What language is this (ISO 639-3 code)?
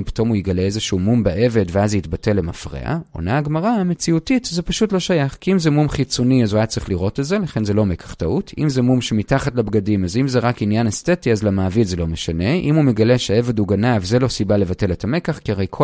heb